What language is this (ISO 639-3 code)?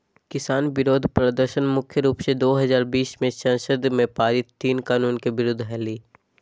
mag